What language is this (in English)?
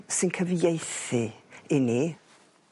Welsh